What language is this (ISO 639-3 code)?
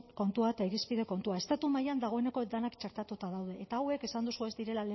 eus